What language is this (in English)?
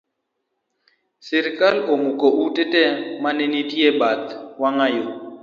Luo (Kenya and Tanzania)